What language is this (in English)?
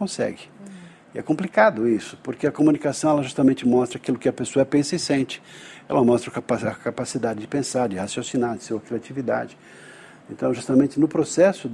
Portuguese